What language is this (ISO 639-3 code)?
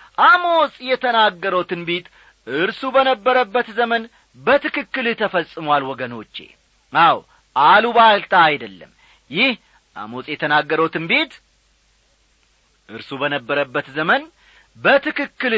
amh